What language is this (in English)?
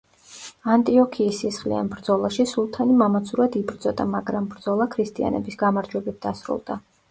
Georgian